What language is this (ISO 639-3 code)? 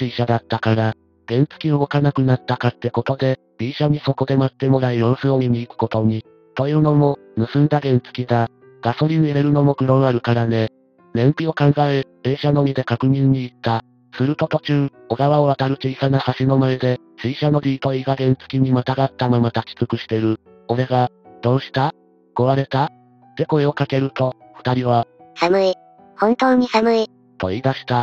jpn